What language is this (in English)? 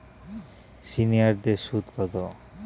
Bangla